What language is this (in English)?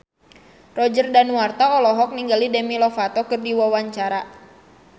Sundanese